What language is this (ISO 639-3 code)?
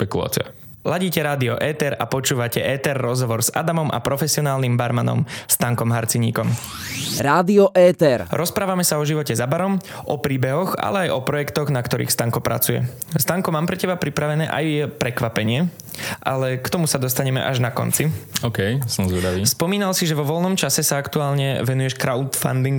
slk